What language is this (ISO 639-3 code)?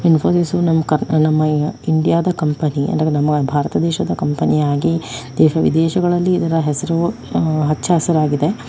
kan